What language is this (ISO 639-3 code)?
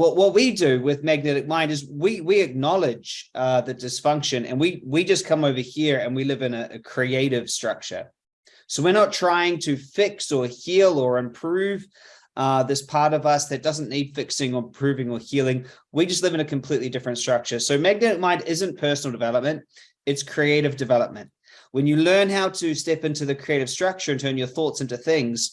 eng